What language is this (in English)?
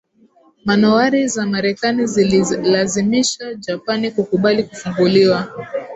Swahili